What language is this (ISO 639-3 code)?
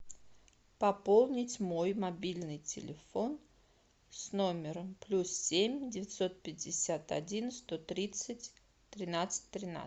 rus